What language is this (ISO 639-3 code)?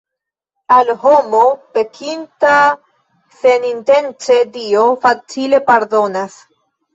epo